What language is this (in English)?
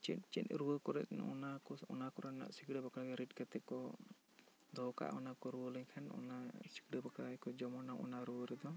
Santali